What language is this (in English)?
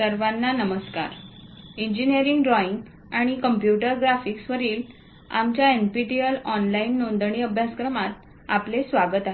Marathi